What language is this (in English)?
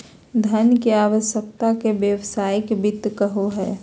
Magahi